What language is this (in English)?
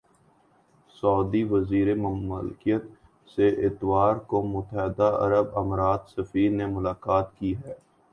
Urdu